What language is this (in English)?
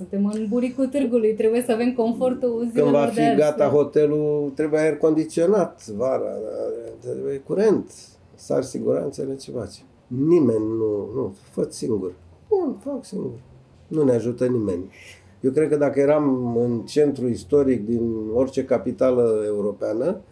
Romanian